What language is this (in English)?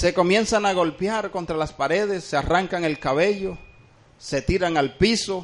Spanish